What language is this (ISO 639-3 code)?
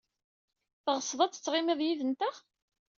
kab